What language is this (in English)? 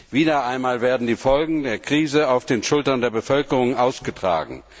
German